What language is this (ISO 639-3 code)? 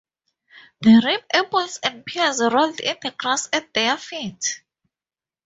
eng